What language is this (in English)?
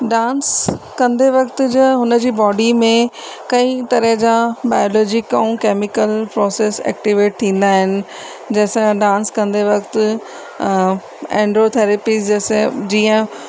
Sindhi